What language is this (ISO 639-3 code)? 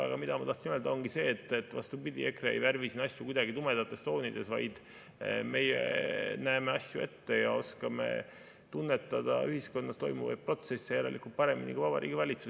est